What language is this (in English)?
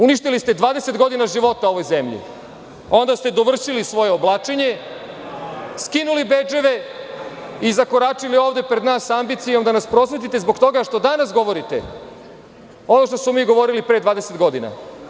Serbian